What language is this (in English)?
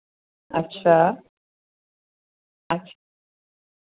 Dogri